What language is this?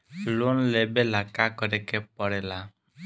Bhojpuri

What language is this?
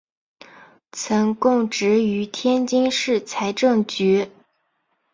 Chinese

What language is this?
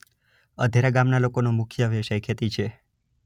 Gujarati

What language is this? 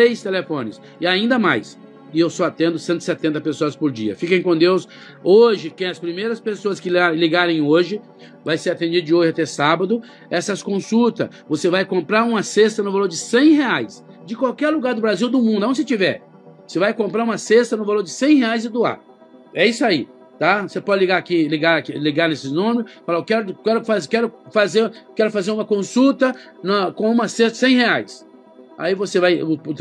Portuguese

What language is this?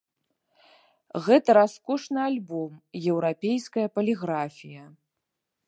Belarusian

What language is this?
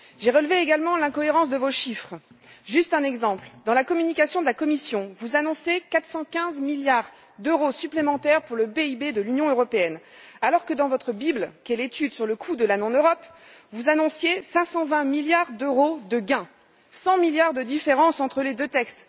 French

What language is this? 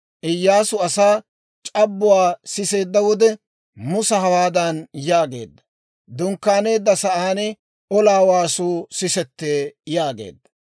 Dawro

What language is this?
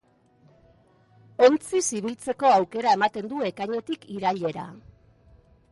Basque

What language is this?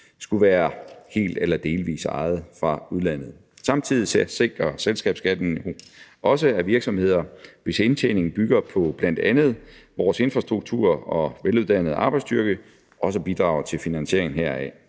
Danish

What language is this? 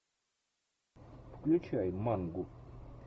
Russian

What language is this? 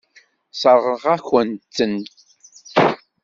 Kabyle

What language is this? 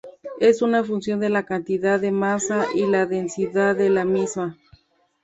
Spanish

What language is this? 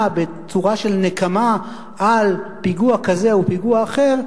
Hebrew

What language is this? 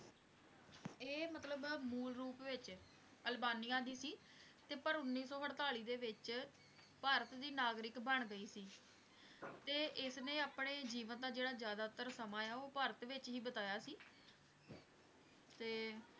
Punjabi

